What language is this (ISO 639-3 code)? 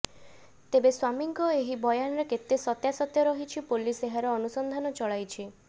ori